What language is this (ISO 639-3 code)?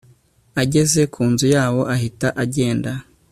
kin